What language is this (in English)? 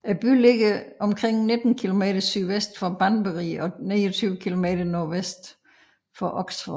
Danish